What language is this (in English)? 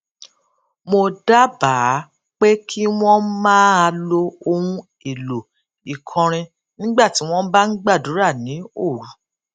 Yoruba